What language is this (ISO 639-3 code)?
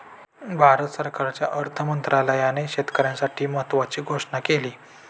mar